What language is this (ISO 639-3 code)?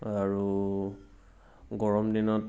asm